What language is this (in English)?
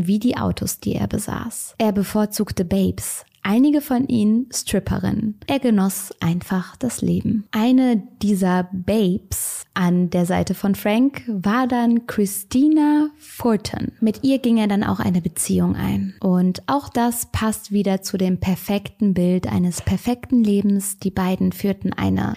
German